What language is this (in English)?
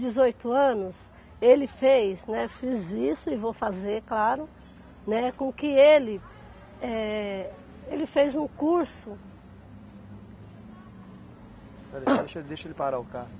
Portuguese